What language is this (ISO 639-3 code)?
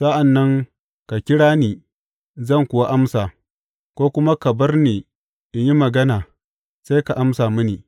hau